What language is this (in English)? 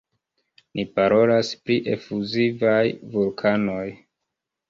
Esperanto